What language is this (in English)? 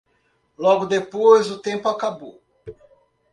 Portuguese